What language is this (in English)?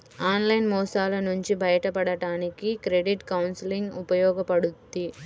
Telugu